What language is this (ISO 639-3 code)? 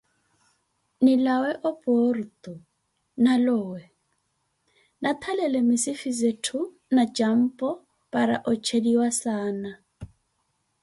eko